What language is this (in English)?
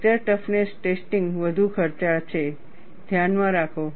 Gujarati